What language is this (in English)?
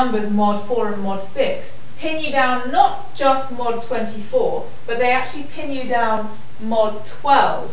English